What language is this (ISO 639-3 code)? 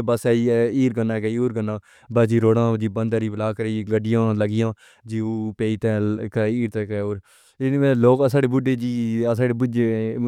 phr